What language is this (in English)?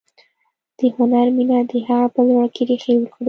Pashto